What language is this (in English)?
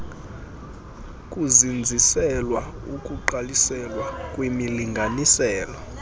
Xhosa